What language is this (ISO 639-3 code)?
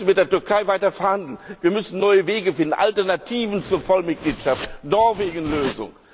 deu